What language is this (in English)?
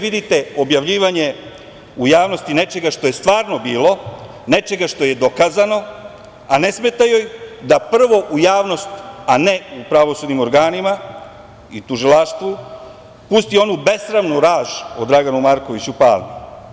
Serbian